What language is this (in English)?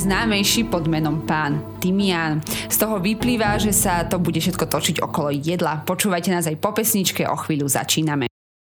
Slovak